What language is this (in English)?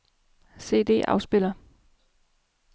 Danish